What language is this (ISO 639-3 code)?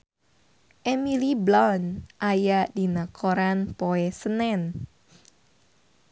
sun